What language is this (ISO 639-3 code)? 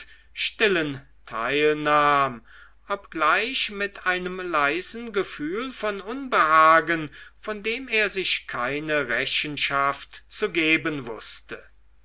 deu